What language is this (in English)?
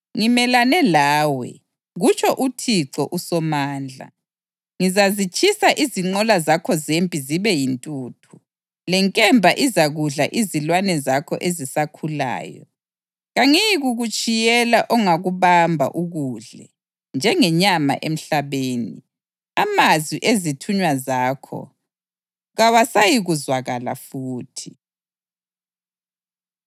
North Ndebele